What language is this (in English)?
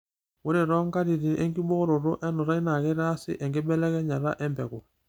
Masai